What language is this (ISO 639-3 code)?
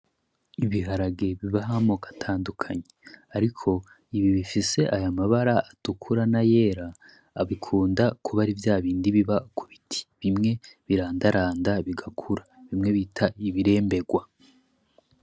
run